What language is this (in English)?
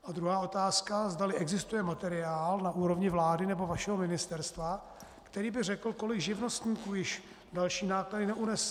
Czech